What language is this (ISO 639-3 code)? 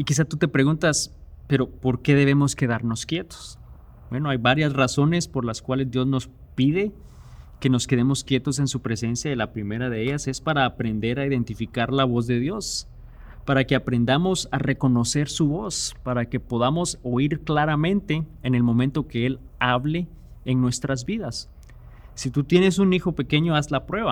spa